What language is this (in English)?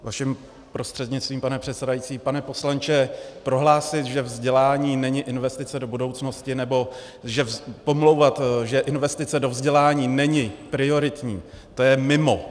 Czech